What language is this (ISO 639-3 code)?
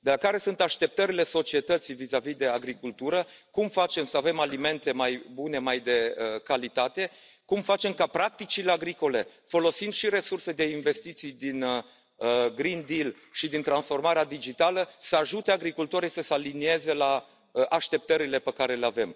ron